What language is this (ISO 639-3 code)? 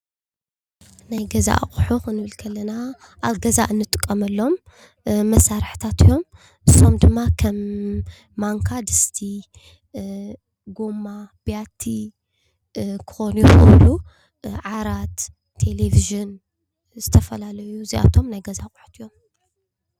tir